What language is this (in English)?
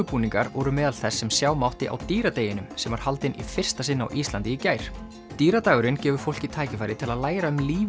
Icelandic